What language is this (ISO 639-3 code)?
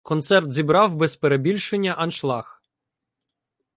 ukr